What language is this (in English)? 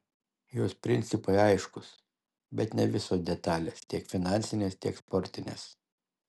Lithuanian